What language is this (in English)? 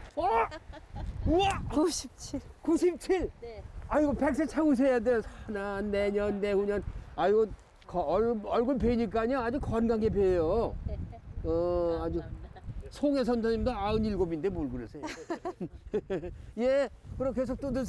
Korean